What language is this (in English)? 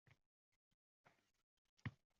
Uzbek